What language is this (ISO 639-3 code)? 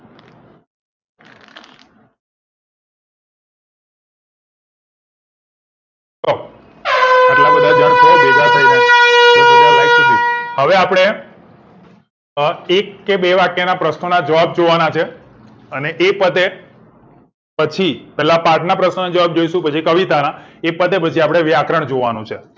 guj